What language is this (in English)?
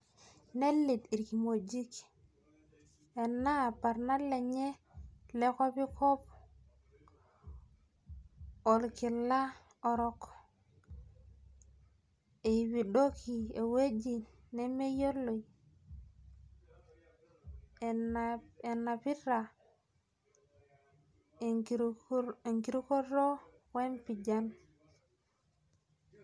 Masai